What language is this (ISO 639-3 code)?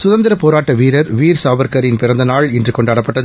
tam